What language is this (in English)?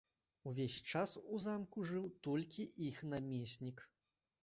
Belarusian